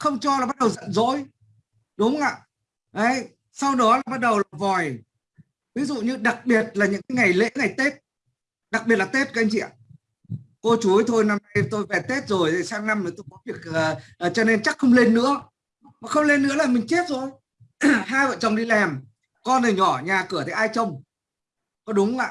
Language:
Vietnamese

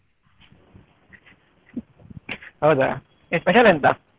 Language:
Kannada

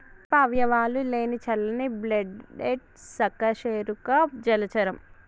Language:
Telugu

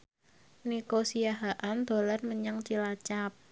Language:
Javanese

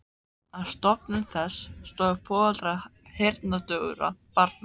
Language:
Icelandic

